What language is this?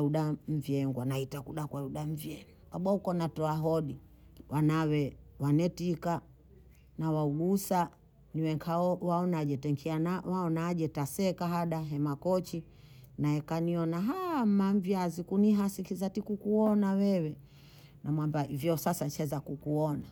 Bondei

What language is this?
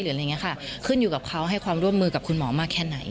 Thai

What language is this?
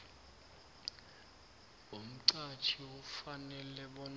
South Ndebele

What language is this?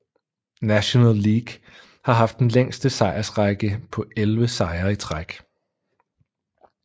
Danish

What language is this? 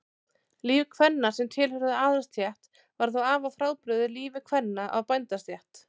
Icelandic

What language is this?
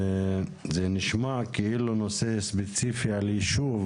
Hebrew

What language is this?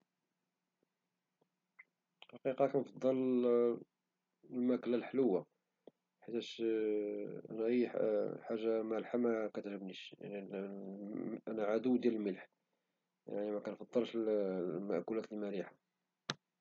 Moroccan Arabic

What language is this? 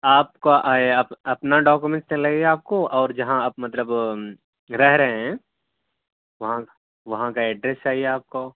Urdu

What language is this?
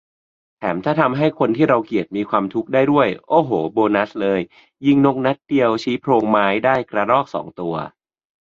Thai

